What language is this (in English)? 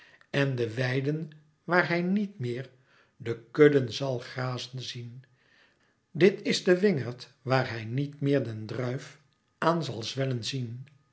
Dutch